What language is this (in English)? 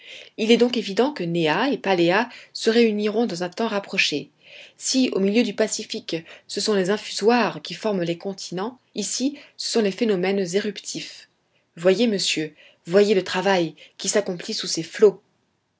French